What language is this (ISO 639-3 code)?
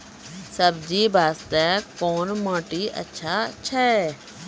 mai